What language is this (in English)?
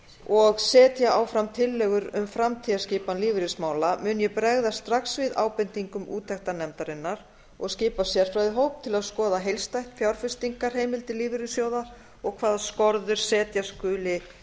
Icelandic